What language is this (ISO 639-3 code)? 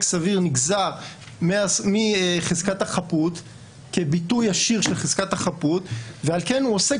heb